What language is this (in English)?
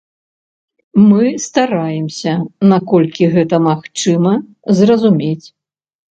Belarusian